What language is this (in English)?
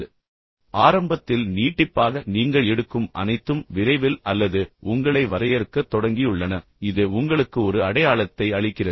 Tamil